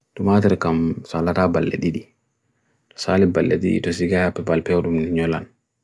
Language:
Bagirmi Fulfulde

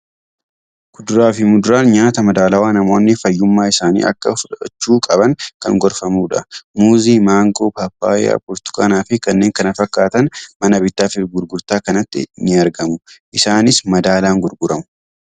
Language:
Oromo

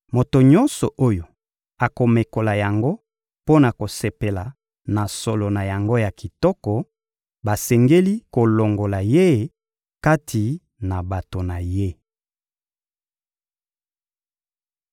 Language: Lingala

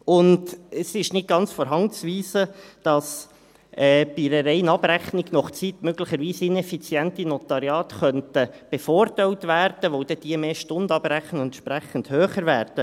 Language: Swiss German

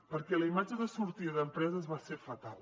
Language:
Catalan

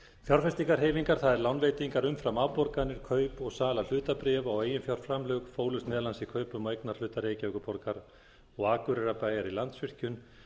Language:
Icelandic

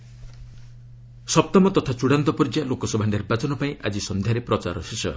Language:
Odia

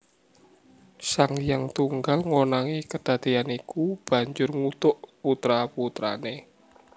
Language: Javanese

